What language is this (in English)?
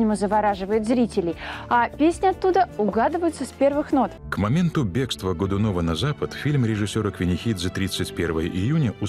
Russian